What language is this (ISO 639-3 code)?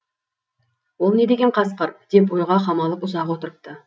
kaz